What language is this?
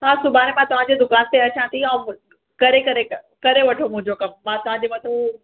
Sindhi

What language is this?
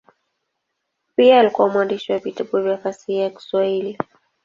Swahili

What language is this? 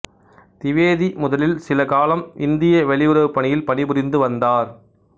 Tamil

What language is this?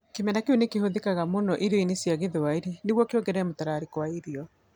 Kikuyu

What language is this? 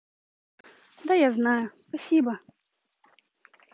Russian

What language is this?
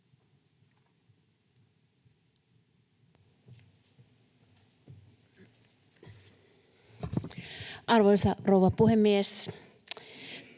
Finnish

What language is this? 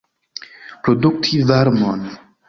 Esperanto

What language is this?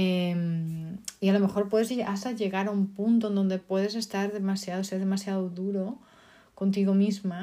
Spanish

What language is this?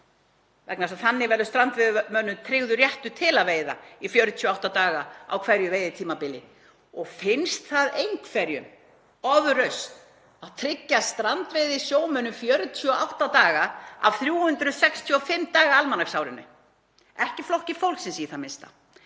Icelandic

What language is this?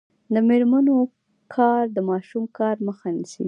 Pashto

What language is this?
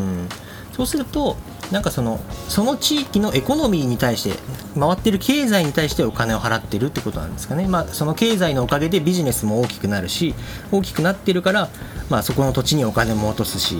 Japanese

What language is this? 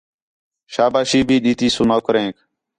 Khetrani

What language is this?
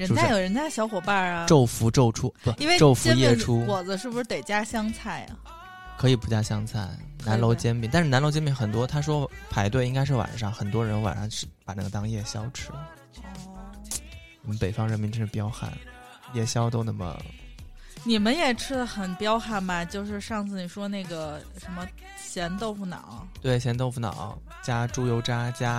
Chinese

